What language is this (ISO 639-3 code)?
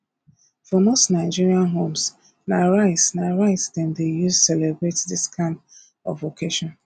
pcm